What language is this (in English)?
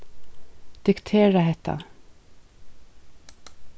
Faroese